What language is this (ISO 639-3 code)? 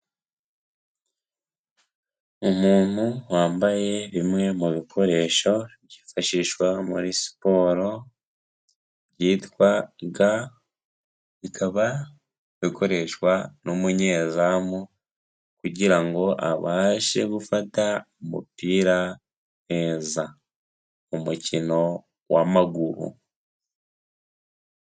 kin